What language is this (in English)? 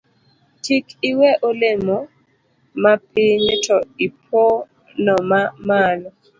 Luo (Kenya and Tanzania)